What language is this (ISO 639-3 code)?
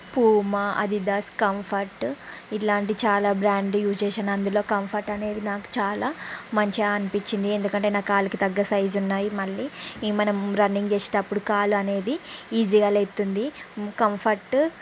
tel